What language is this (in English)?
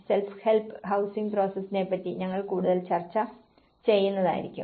Malayalam